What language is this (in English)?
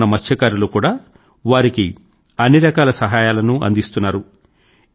Telugu